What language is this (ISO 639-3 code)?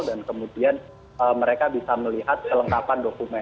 ind